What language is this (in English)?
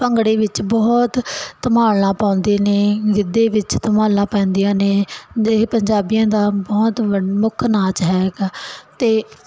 Punjabi